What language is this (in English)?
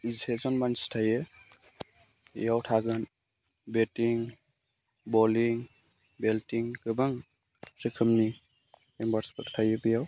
Bodo